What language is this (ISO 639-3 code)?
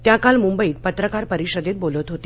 mar